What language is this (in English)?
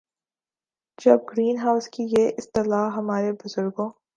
Urdu